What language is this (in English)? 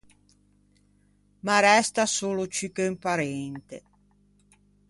Ligurian